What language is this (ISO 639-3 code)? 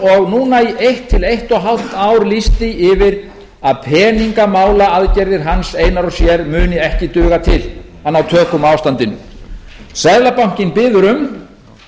isl